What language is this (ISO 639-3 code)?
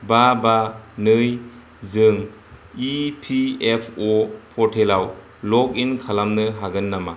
brx